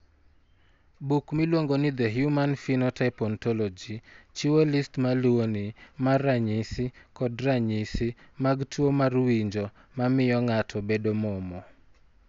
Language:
Luo (Kenya and Tanzania)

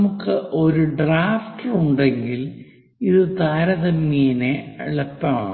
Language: Malayalam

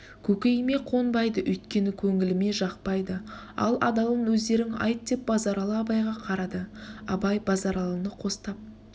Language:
Kazakh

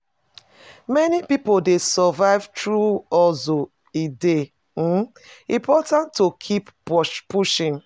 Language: Nigerian Pidgin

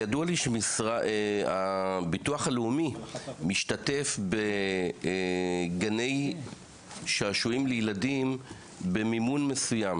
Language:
Hebrew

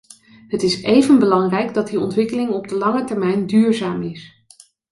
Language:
Dutch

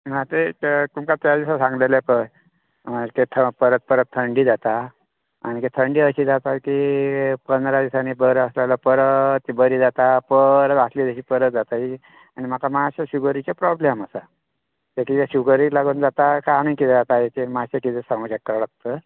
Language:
Konkani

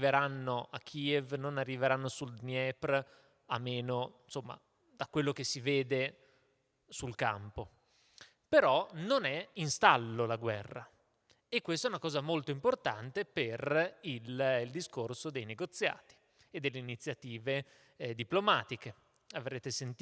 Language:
Italian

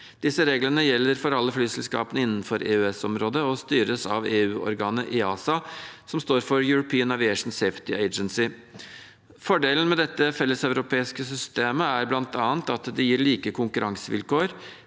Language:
Norwegian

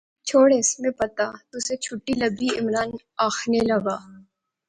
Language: Pahari-Potwari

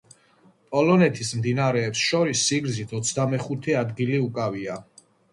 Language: Georgian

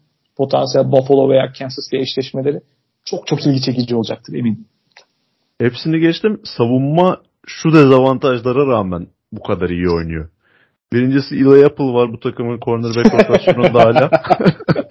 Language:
Turkish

